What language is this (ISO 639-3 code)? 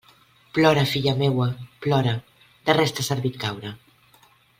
cat